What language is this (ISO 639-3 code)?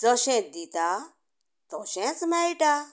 kok